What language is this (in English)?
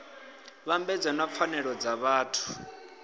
Venda